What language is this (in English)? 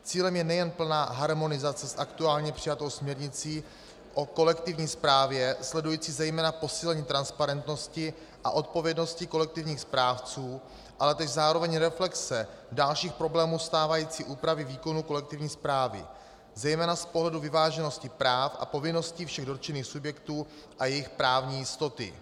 Czech